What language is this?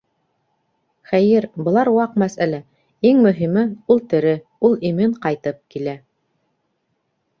Bashkir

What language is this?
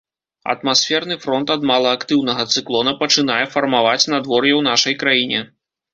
Belarusian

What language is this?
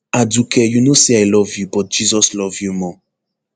Nigerian Pidgin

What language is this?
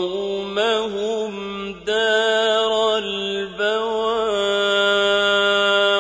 Arabic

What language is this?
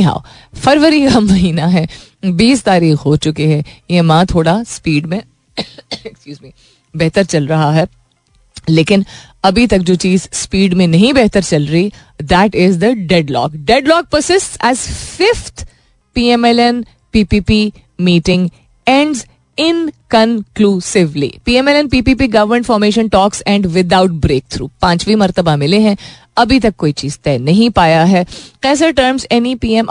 Hindi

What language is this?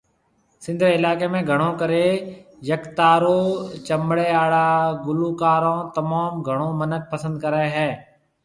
Marwari (Pakistan)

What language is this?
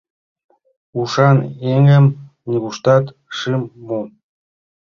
Mari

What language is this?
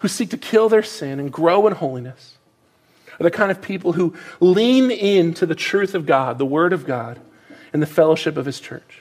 English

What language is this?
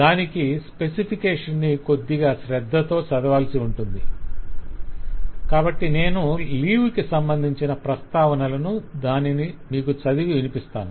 Telugu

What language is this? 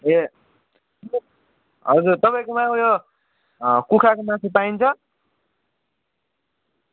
Nepali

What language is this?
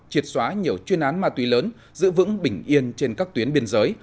Vietnamese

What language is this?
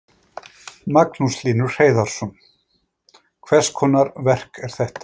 Icelandic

